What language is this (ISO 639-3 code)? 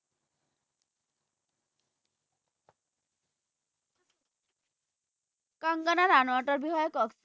asm